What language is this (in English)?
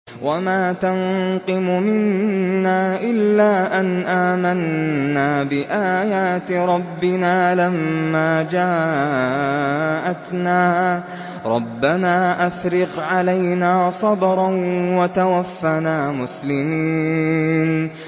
Arabic